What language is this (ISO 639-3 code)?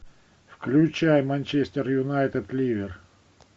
rus